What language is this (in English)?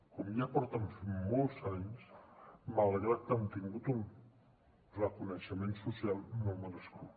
Catalan